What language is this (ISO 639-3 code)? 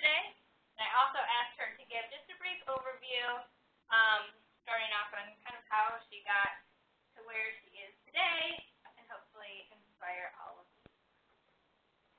eng